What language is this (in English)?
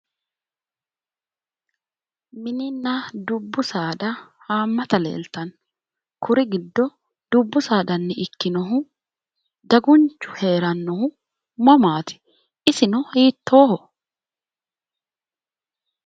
Sidamo